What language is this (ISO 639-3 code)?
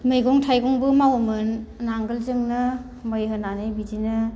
brx